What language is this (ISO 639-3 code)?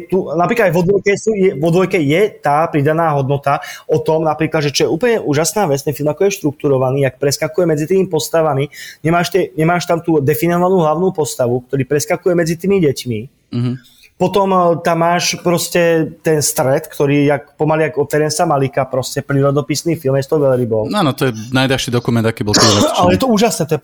slk